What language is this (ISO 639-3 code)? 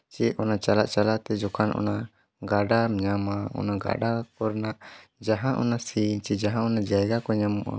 sat